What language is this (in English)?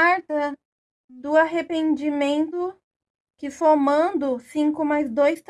Portuguese